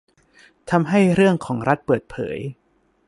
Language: Thai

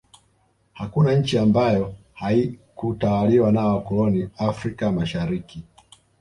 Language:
Swahili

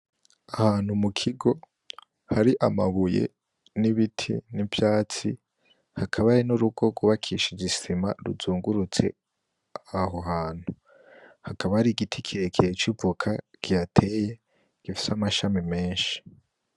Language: Rundi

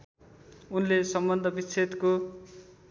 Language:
Nepali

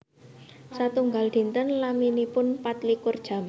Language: Javanese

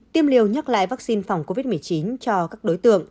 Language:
Vietnamese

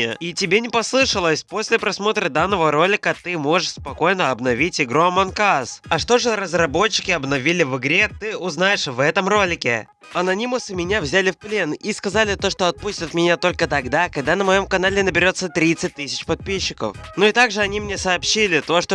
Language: Russian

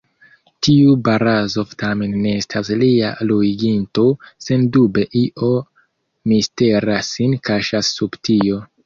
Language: Esperanto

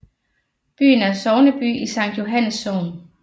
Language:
Danish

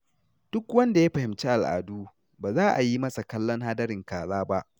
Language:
Hausa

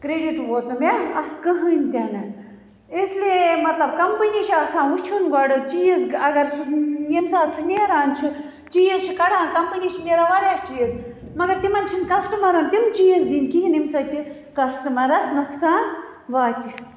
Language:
Kashmiri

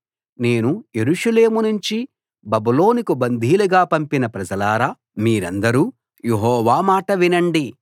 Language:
Telugu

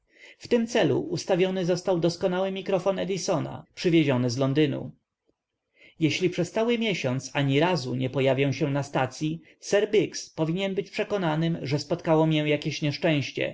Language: Polish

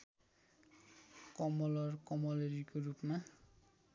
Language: Nepali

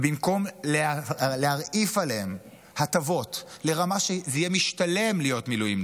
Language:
Hebrew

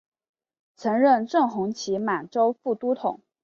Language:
Chinese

